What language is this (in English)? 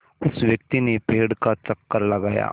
Hindi